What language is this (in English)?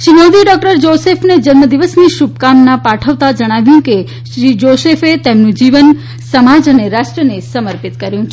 Gujarati